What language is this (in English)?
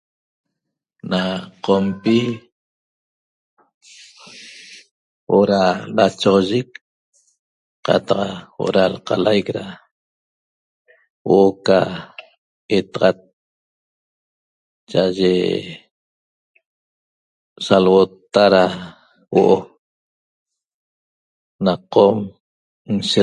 Toba